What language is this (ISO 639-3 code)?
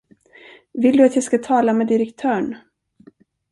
swe